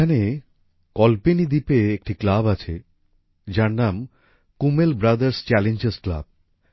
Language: Bangla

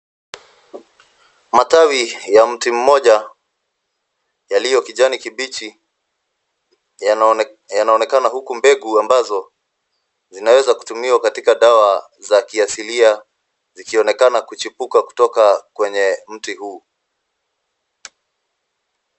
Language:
Swahili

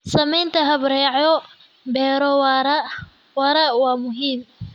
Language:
Somali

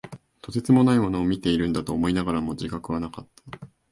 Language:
Japanese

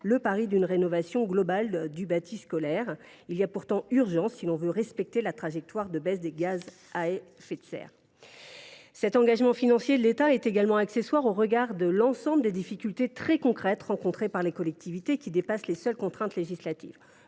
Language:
French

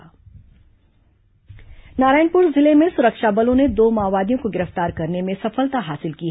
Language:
Hindi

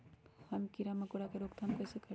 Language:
Magahi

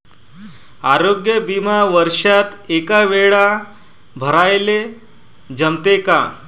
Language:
Marathi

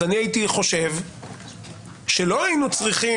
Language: Hebrew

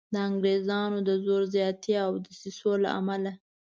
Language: Pashto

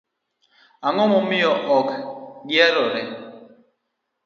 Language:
Luo (Kenya and Tanzania)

